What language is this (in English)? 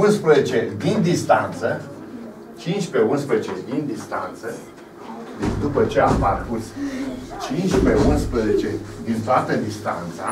Romanian